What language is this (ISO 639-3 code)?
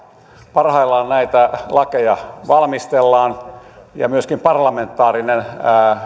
fin